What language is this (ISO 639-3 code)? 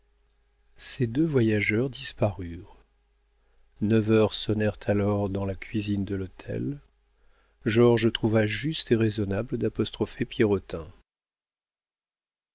fra